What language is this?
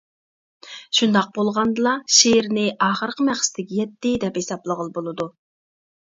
Uyghur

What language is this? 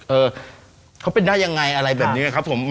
Thai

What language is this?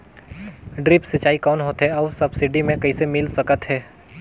Chhattisgarhi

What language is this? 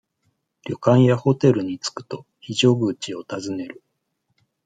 Japanese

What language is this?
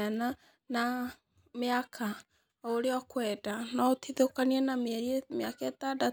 Kikuyu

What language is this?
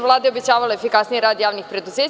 Serbian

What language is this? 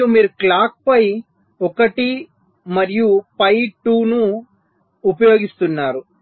Telugu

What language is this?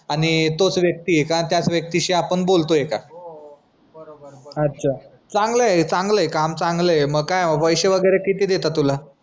Marathi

